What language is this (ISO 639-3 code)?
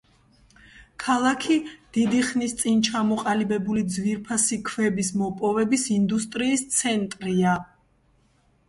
kat